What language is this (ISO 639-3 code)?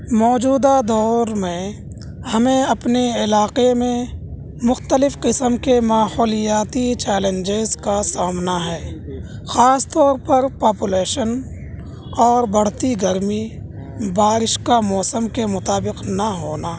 urd